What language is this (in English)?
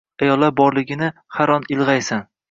Uzbek